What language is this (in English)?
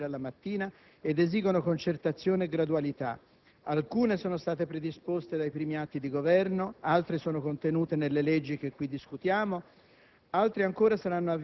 Italian